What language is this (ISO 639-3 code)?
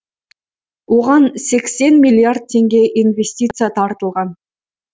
kaz